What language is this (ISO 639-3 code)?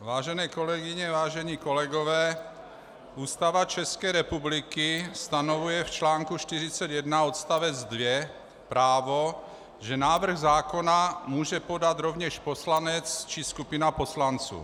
ces